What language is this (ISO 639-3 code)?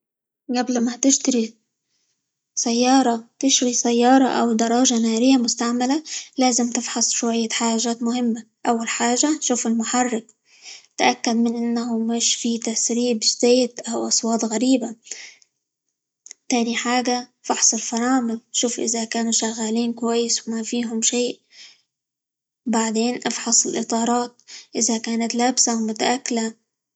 ayl